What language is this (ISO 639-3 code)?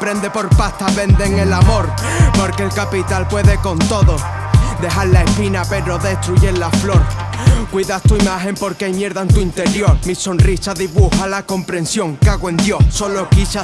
spa